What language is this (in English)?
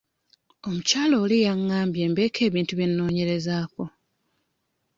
Ganda